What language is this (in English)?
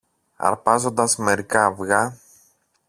Greek